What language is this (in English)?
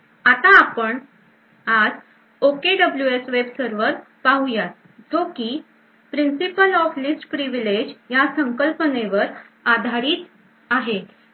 Marathi